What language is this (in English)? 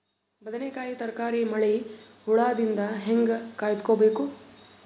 Kannada